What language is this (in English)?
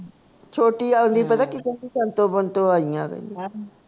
Punjabi